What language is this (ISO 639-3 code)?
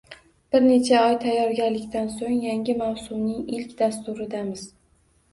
uzb